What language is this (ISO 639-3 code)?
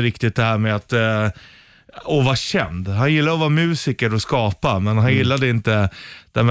swe